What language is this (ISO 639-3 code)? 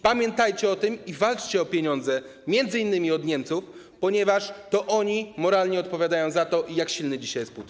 pol